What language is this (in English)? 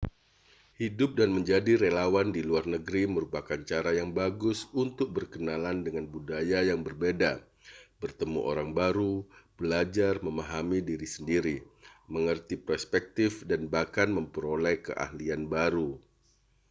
Indonesian